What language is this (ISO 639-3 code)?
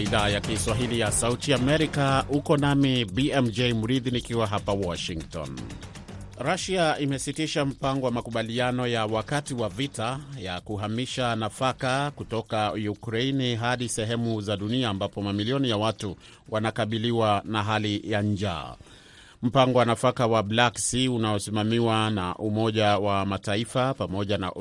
swa